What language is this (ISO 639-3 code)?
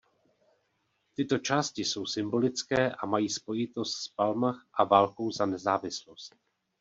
ces